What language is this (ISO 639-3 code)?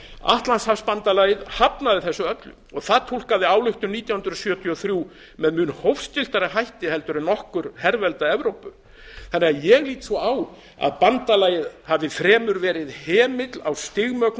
isl